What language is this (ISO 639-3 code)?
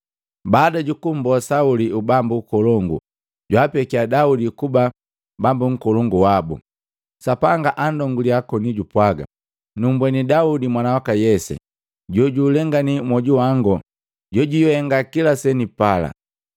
mgv